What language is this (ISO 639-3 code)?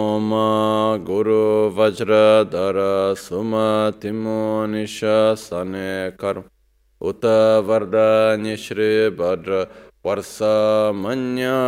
ita